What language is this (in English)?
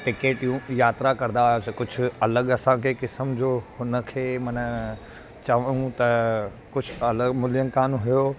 Sindhi